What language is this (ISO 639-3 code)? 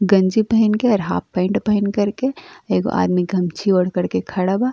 bho